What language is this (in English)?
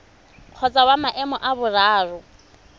Tswana